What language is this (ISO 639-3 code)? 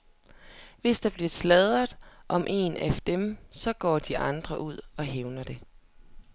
dan